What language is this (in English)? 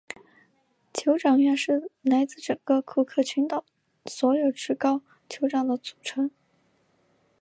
Chinese